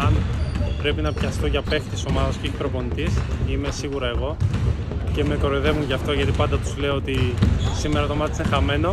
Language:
Greek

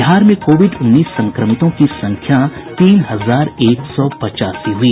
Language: Hindi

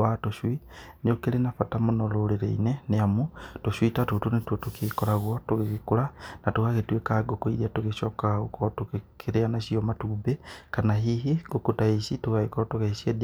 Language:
Kikuyu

